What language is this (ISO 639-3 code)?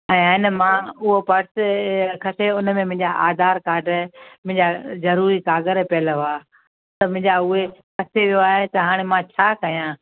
snd